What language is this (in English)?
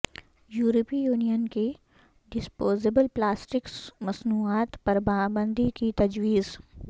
Urdu